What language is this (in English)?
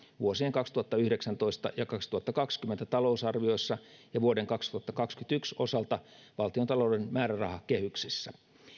Finnish